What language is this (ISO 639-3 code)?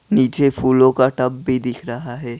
hin